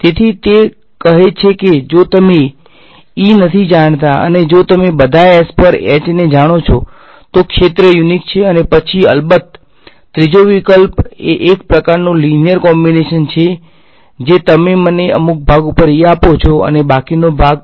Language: Gujarati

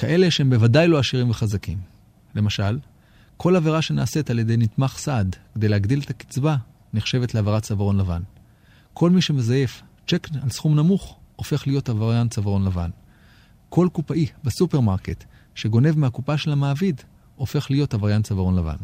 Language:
Hebrew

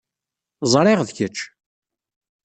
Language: Kabyle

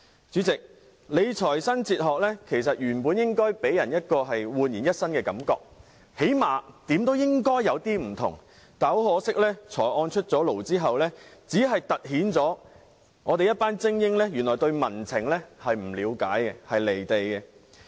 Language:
Cantonese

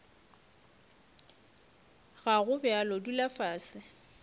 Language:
Northern Sotho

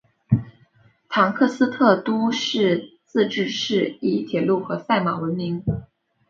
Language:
Chinese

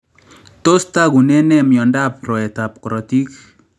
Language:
Kalenjin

